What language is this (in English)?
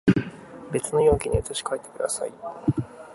Japanese